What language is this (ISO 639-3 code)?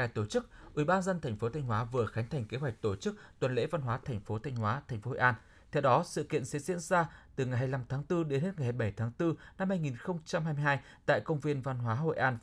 vie